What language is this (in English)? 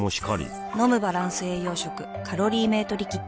Japanese